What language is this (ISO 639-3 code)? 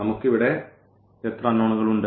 mal